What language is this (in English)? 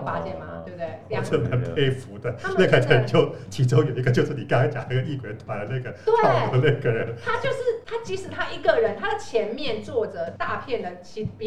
Chinese